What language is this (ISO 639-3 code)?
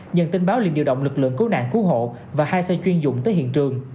vie